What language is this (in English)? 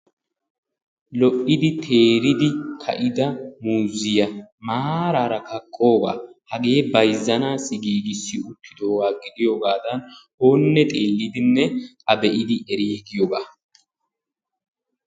Wolaytta